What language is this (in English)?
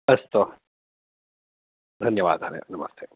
Sanskrit